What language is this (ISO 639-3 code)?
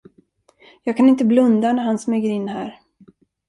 swe